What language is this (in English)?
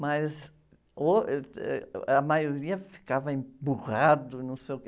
Portuguese